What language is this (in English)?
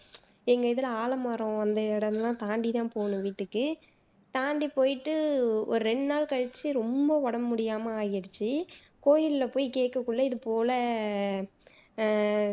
Tamil